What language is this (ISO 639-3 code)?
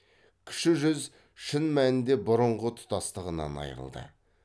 kaz